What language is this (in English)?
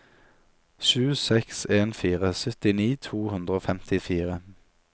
Norwegian